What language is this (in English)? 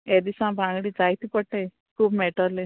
Konkani